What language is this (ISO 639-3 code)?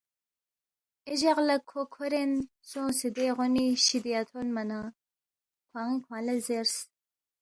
bft